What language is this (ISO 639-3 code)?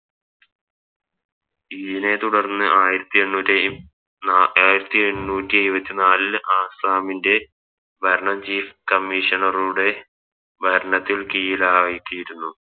mal